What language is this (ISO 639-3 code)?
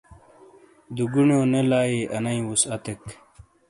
scl